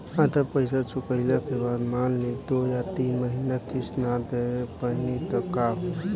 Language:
Bhojpuri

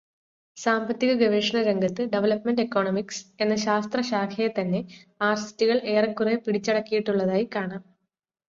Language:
Malayalam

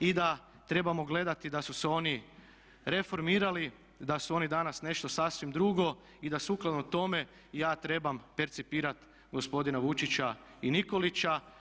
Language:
Croatian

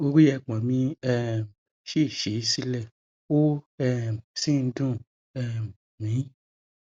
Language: Yoruba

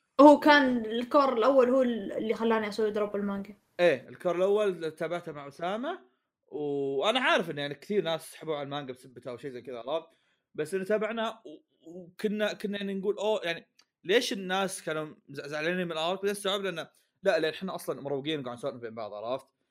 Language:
Arabic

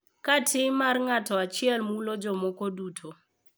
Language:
Luo (Kenya and Tanzania)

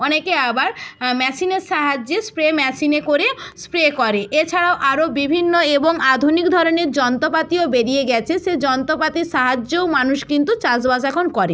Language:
Bangla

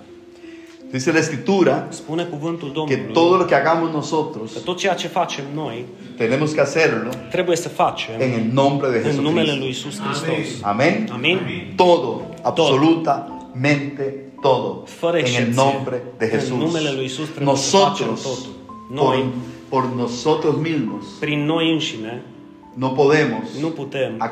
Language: Romanian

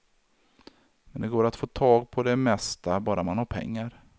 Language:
Swedish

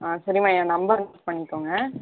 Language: Tamil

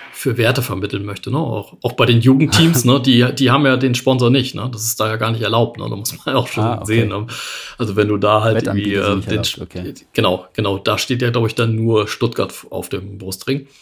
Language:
German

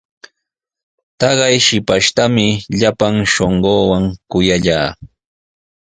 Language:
Sihuas Ancash Quechua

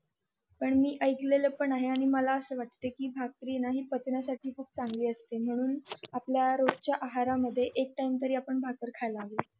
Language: Marathi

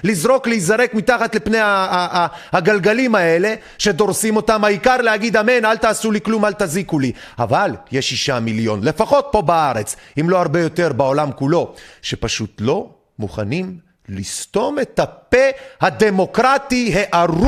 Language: Hebrew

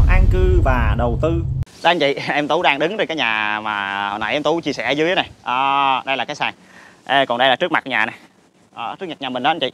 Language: Vietnamese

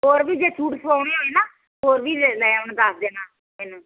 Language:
Punjabi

